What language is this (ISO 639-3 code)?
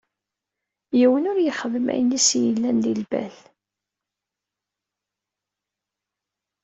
kab